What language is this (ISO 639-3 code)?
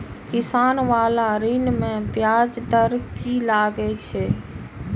mai